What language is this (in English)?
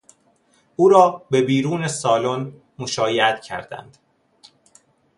Persian